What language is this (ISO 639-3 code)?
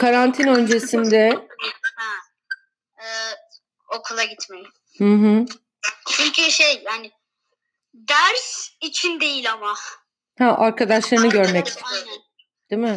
tur